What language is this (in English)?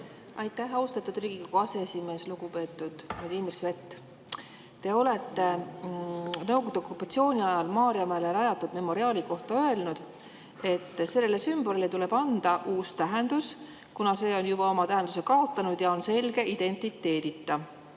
Estonian